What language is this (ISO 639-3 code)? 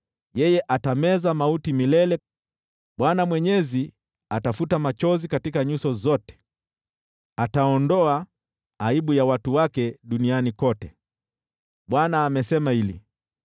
swa